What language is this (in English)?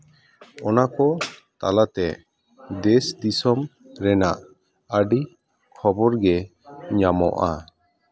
Santali